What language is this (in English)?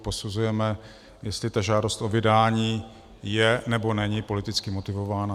Czech